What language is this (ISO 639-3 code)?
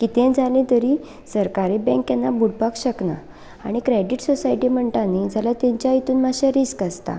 kok